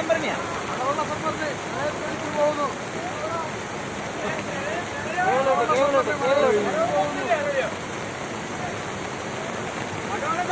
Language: English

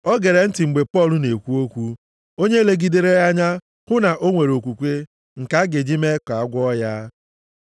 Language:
Igbo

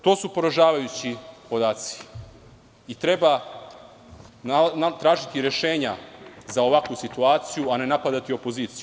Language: Serbian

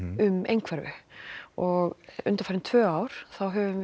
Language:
Icelandic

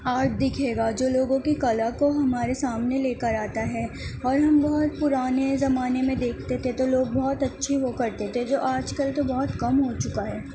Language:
Urdu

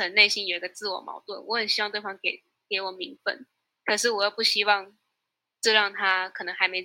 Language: Chinese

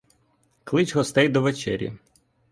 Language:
Ukrainian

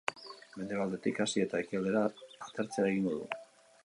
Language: Basque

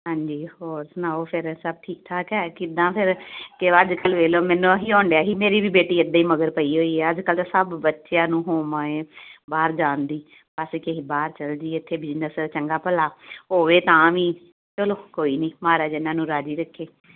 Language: Punjabi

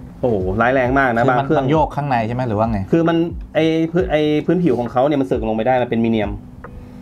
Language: Thai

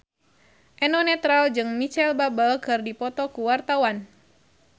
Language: Sundanese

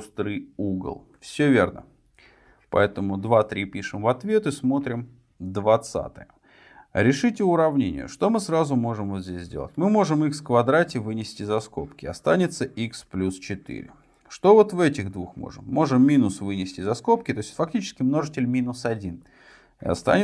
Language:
Russian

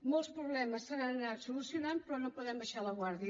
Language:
Catalan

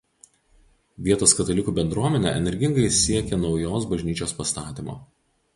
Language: Lithuanian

